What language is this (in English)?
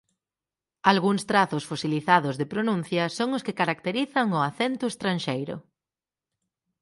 Galician